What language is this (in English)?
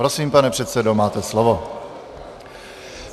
Czech